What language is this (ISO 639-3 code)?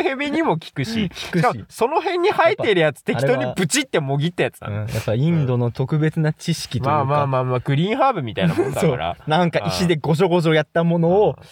jpn